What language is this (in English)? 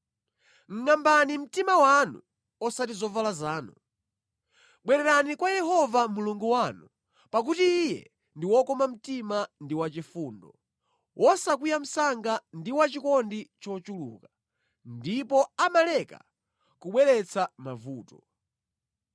Nyanja